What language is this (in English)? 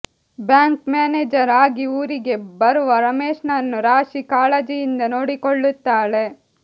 Kannada